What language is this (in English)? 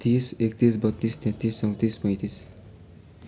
Nepali